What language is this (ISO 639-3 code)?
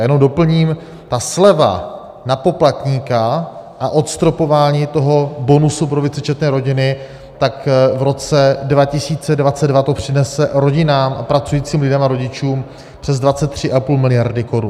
ces